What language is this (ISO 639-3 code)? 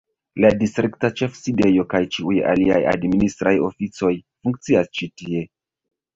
epo